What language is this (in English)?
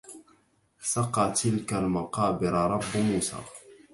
Arabic